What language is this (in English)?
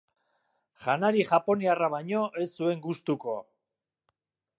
Basque